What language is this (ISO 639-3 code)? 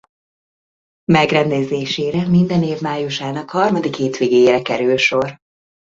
hun